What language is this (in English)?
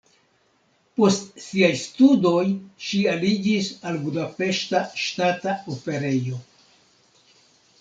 Esperanto